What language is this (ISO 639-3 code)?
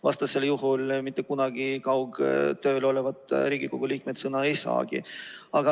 est